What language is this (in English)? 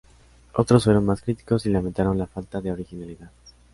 Spanish